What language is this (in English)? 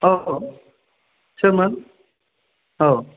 Bodo